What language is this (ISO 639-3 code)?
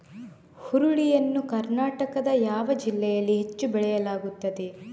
kan